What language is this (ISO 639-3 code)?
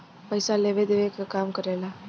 bho